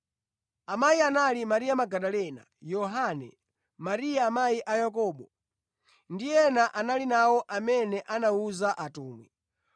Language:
Nyanja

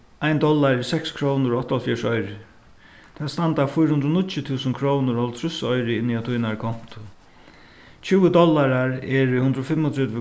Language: Faroese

